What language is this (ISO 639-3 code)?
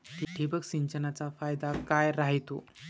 mar